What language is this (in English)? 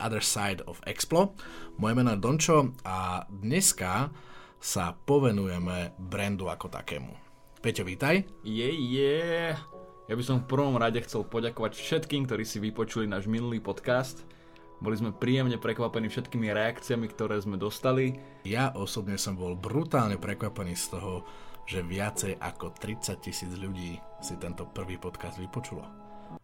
Slovak